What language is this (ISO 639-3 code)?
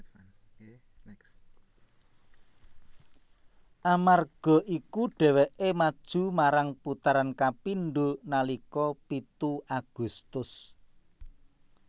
jav